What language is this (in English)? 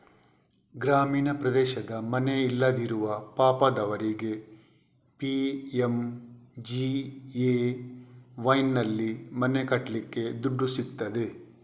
Kannada